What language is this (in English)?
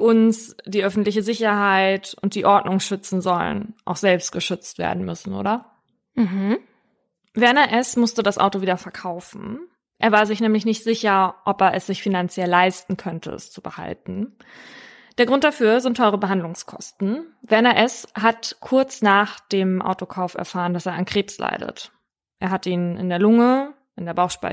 German